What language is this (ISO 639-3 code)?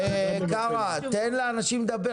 heb